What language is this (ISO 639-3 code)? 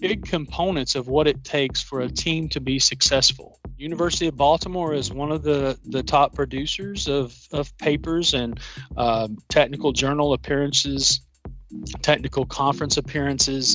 eng